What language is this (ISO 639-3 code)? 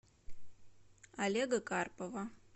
rus